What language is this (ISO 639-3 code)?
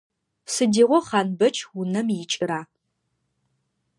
ady